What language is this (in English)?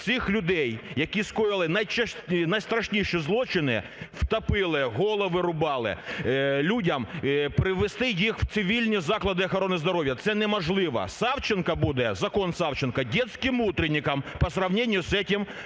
Ukrainian